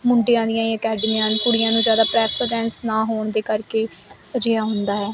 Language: Punjabi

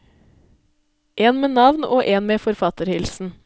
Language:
Norwegian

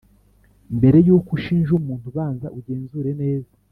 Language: Kinyarwanda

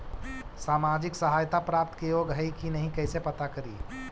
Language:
Magahi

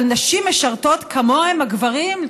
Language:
Hebrew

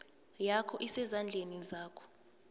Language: South Ndebele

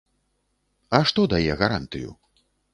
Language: Belarusian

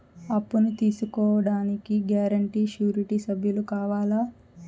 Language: Telugu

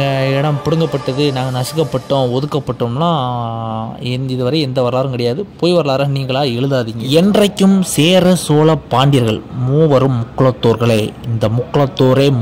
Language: Thai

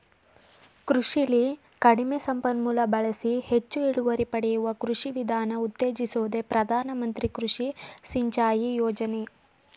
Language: Kannada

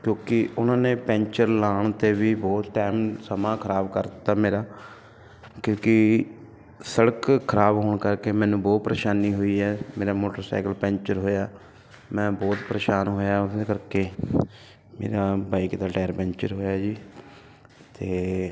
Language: Punjabi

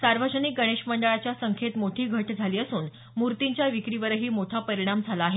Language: Marathi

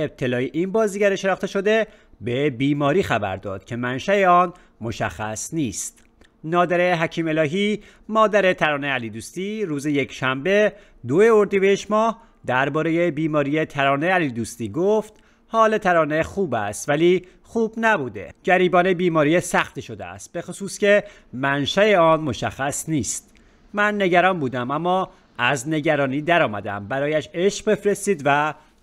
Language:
Persian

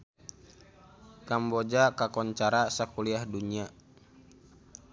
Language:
Sundanese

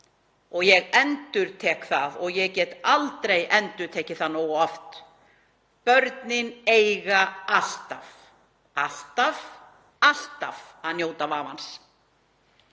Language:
Icelandic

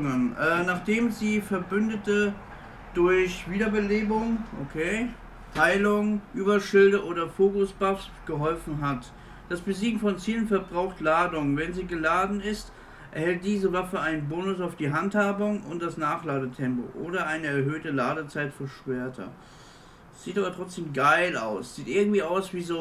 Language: German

